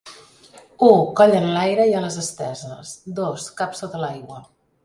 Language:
Catalan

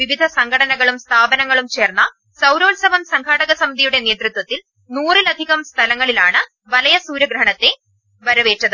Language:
Malayalam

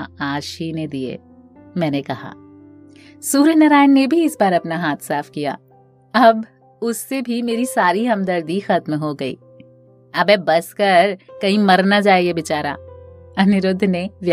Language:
Hindi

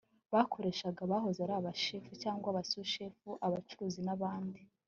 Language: Kinyarwanda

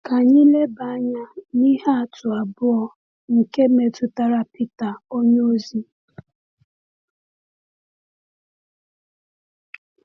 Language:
Igbo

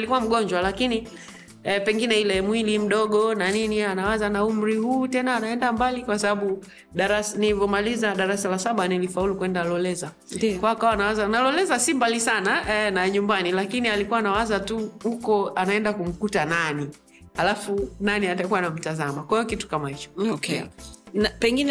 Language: Swahili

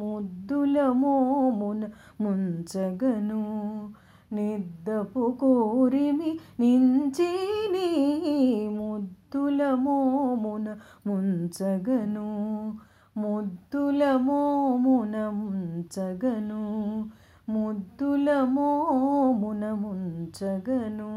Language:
Telugu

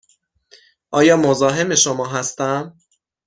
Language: Persian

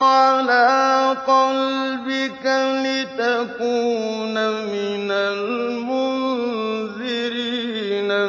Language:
Arabic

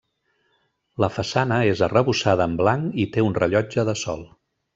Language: Catalan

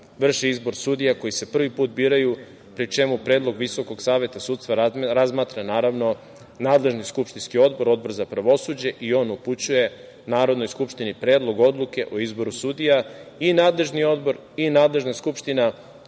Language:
Serbian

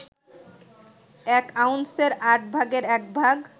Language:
Bangla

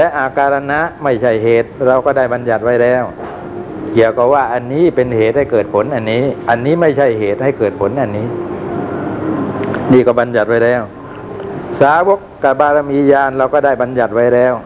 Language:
Thai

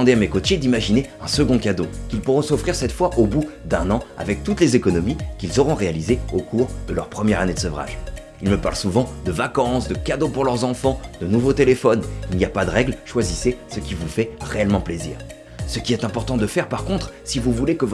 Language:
French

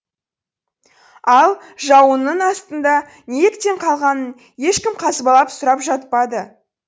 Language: Kazakh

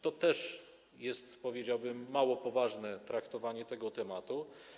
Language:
Polish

